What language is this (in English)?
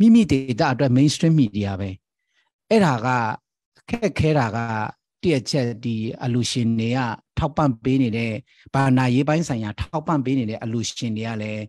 Thai